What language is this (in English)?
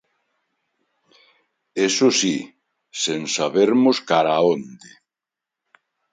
Galician